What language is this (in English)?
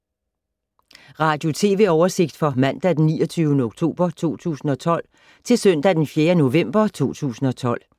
Danish